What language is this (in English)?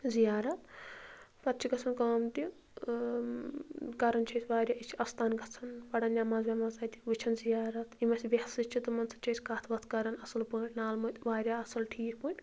Kashmiri